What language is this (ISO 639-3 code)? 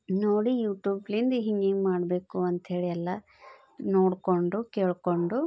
kan